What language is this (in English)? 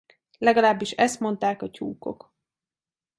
Hungarian